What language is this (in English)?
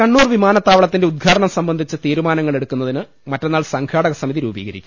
Malayalam